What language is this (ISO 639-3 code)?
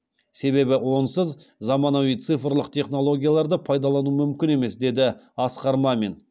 kaz